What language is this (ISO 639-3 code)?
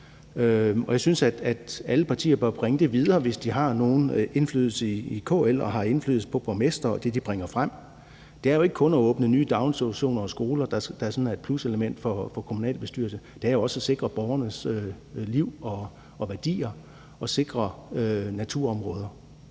dan